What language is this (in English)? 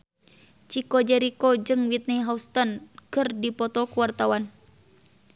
Sundanese